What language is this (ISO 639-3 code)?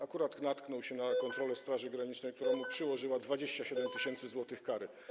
pol